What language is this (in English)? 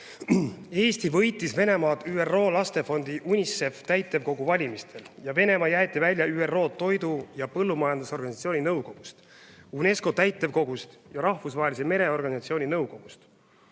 Estonian